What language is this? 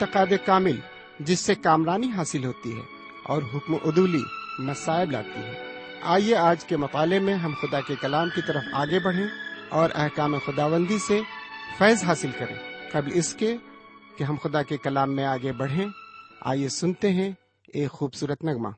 Urdu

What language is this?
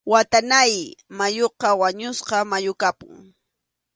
Arequipa-La Unión Quechua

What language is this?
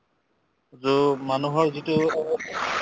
Assamese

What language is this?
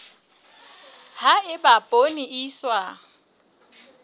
Southern Sotho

